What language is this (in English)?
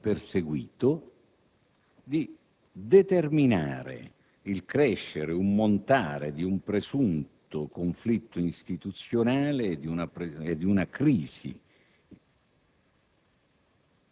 Italian